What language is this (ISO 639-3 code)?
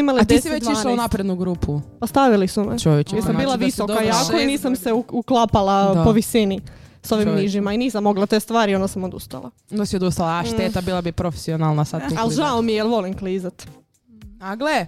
hrv